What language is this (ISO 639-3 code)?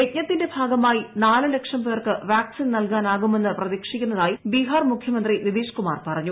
mal